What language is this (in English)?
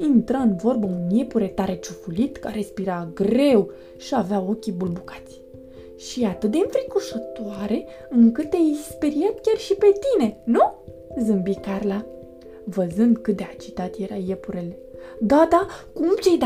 Romanian